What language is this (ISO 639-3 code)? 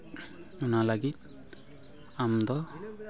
sat